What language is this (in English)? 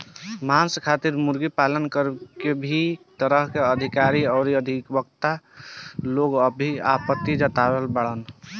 Bhojpuri